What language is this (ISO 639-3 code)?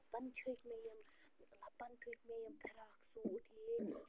kas